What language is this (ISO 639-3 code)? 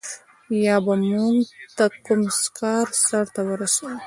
pus